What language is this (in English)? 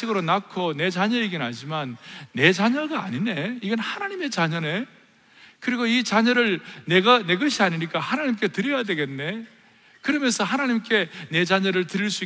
Korean